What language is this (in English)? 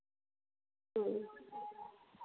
Santali